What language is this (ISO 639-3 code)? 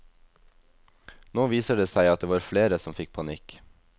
nor